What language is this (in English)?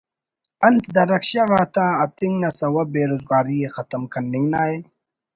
Brahui